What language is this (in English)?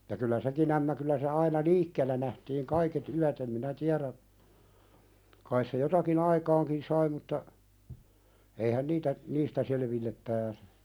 Finnish